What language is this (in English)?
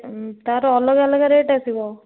Odia